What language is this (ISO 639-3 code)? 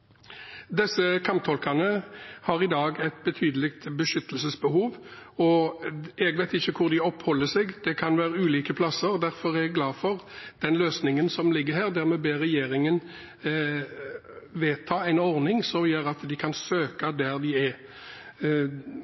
nob